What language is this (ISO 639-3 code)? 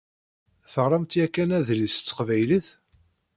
kab